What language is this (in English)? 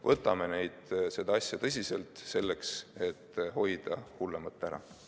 Estonian